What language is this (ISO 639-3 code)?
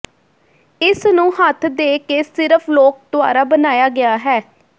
pan